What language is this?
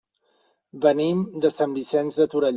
Catalan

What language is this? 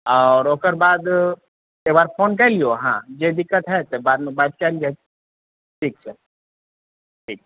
Maithili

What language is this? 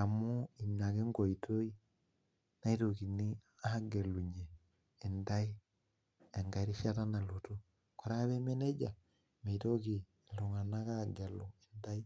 Masai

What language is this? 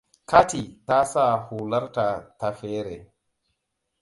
Hausa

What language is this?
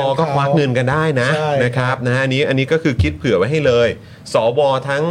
Thai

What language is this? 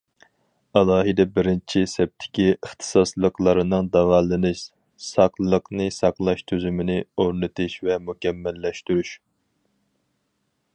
Uyghur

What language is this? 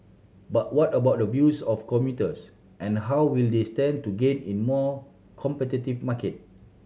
English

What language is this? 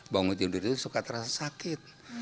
Indonesian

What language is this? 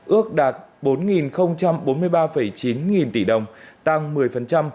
Vietnamese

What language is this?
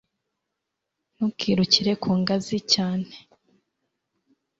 Kinyarwanda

